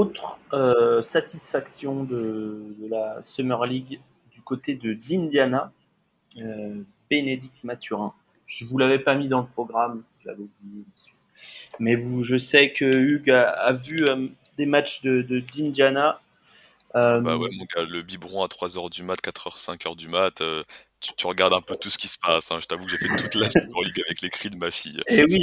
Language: French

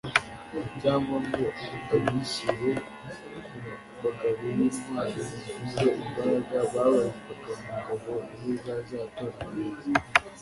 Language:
Kinyarwanda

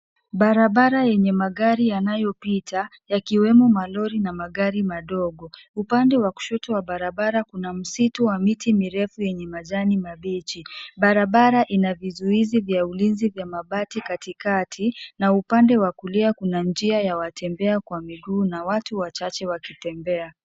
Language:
Swahili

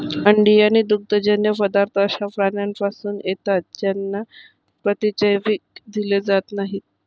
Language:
Marathi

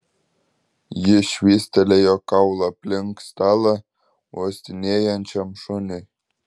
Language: Lithuanian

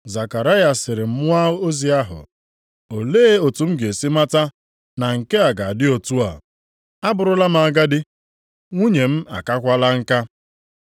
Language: Igbo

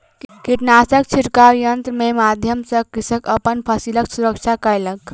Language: Maithili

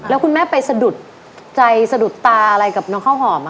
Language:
Thai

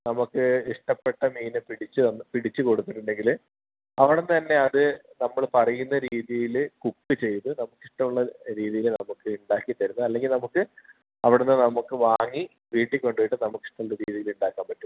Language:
Malayalam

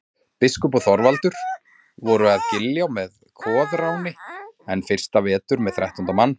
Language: Icelandic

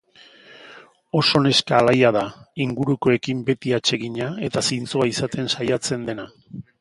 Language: Basque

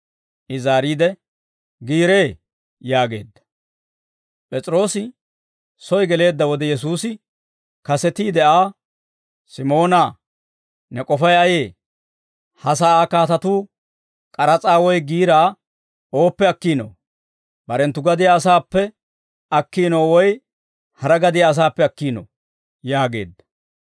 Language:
Dawro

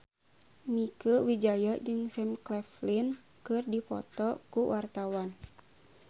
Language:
Sundanese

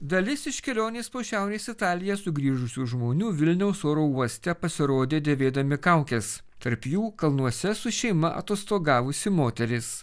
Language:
Lithuanian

